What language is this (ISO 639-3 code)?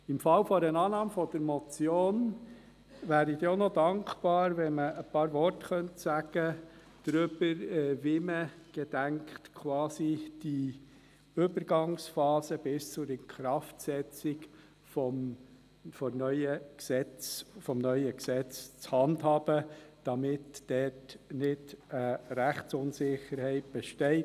gsw